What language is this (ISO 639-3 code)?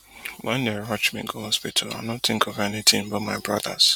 pcm